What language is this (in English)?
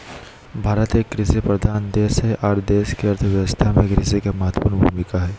Magahi